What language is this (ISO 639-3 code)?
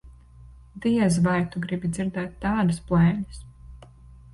lav